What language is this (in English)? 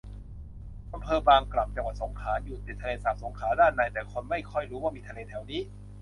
Thai